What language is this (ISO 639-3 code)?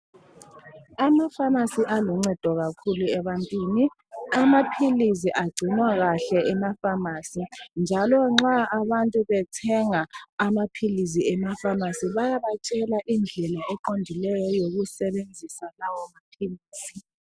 nde